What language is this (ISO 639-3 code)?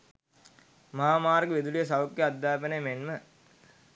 sin